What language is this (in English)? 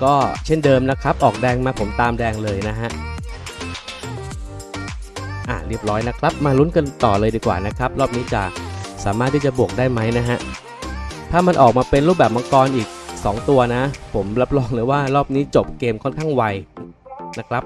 Thai